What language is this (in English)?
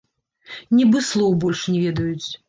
Belarusian